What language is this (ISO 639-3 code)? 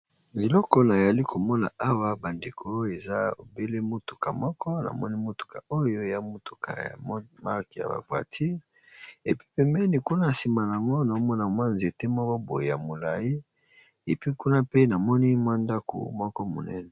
lin